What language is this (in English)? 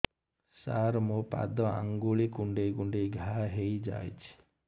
Odia